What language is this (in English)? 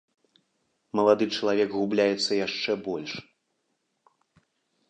Belarusian